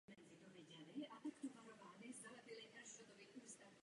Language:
Czech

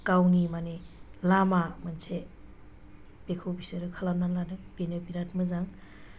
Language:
Bodo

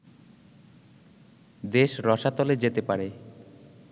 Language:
Bangla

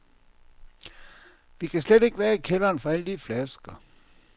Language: Danish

